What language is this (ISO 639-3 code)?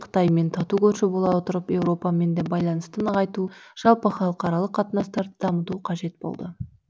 kaz